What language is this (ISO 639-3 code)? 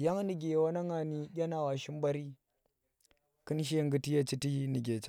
ttr